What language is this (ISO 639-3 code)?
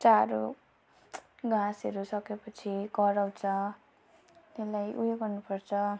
nep